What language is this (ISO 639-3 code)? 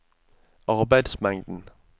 nor